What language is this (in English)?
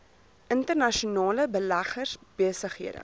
Afrikaans